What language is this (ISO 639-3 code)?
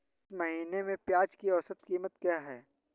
hin